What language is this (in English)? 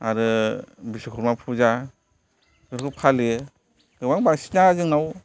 Bodo